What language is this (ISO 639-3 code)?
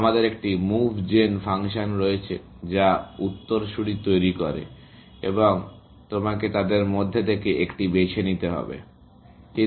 ben